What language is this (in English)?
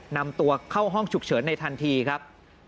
Thai